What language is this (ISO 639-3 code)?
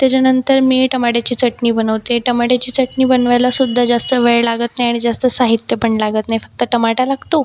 mar